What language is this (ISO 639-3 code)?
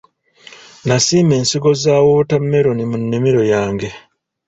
lug